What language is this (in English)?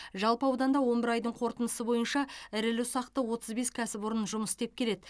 Kazakh